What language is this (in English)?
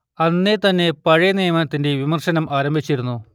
Malayalam